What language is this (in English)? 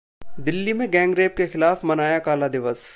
Hindi